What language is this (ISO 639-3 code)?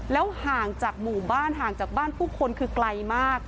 tha